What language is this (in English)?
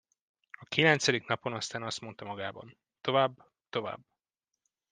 Hungarian